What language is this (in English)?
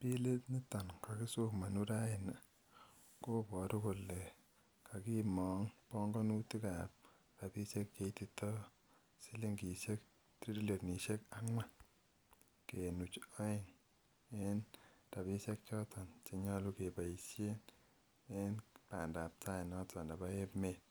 Kalenjin